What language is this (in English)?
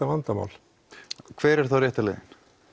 Icelandic